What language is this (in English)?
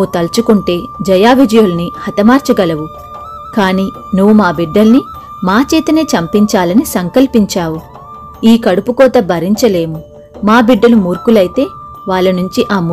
Telugu